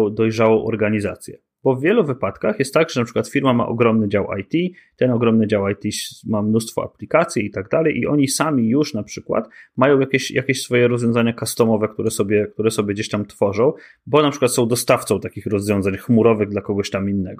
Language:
Polish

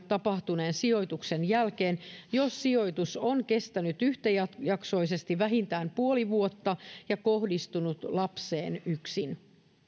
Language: Finnish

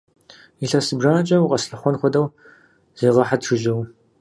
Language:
Kabardian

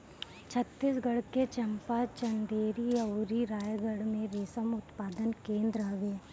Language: Bhojpuri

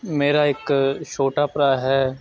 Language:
Punjabi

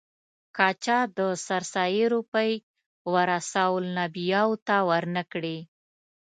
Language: Pashto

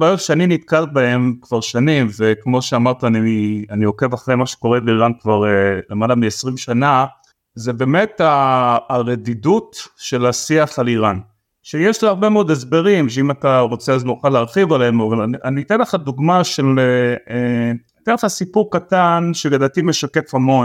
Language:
Hebrew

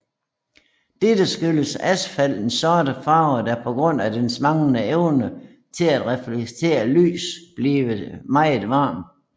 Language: Danish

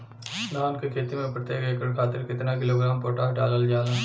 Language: Bhojpuri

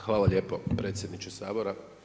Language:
Croatian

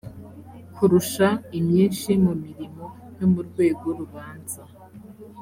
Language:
Kinyarwanda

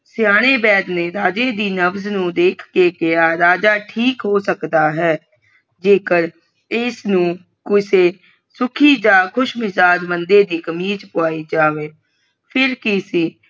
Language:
Punjabi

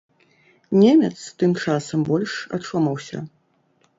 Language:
Belarusian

